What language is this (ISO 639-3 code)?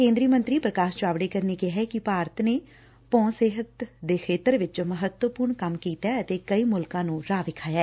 pan